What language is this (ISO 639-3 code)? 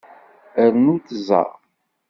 kab